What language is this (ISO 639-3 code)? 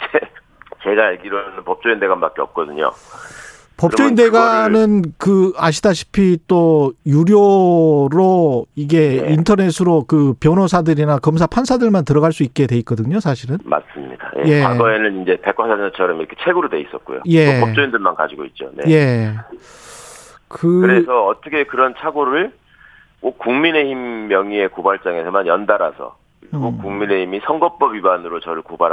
kor